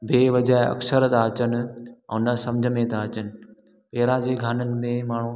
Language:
Sindhi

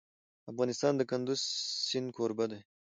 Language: Pashto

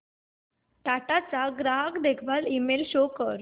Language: Marathi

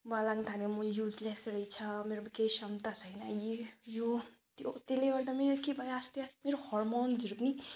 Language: Nepali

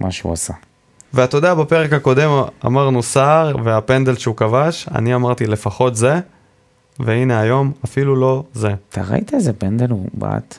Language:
Hebrew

